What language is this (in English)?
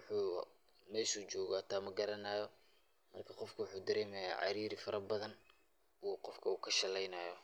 Somali